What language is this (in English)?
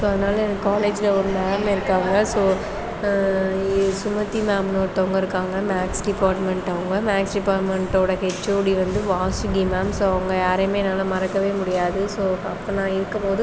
Tamil